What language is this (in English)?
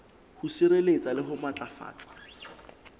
Southern Sotho